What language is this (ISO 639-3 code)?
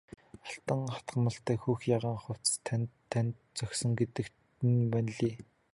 mon